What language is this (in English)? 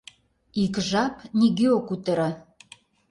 Mari